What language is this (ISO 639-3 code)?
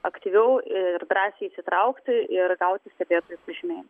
lit